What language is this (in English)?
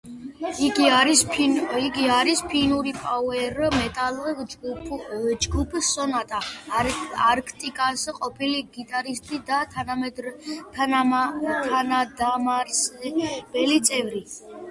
Georgian